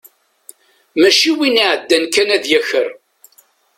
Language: Kabyle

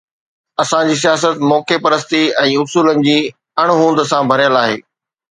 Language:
Sindhi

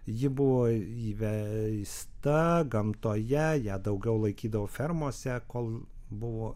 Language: Lithuanian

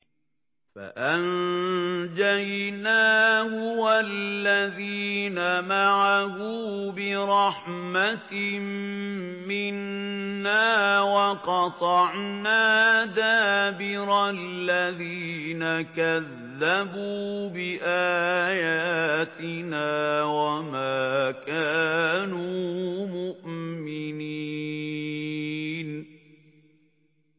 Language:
Arabic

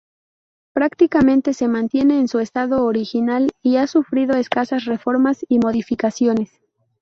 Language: Spanish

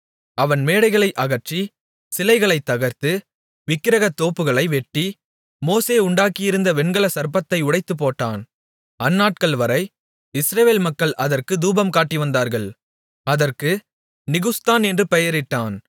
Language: Tamil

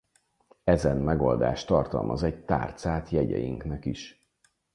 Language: Hungarian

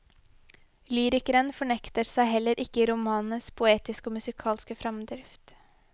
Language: Norwegian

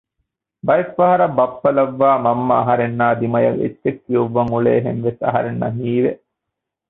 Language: Divehi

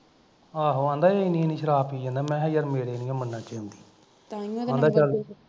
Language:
Punjabi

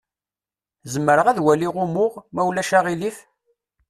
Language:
Kabyle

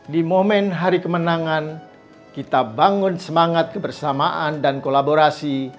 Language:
Indonesian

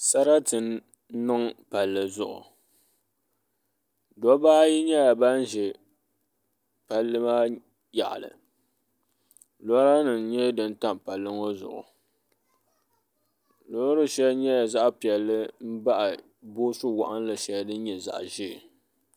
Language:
Dagbani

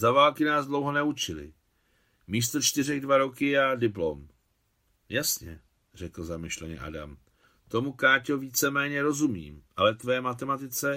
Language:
Czech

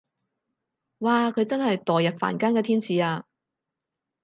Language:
Cantonese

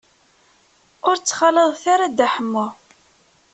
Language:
Kabyle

